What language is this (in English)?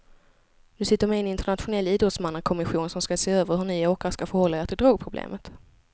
Swedish